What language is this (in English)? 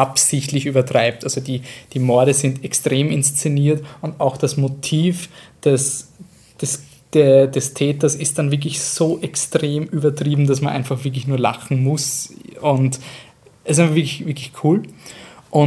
German